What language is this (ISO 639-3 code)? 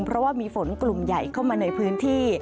tha